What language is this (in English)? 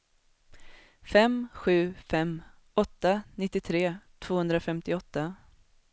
Swedish